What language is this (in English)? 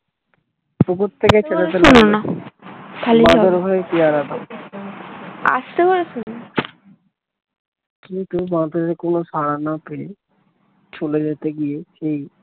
Bangla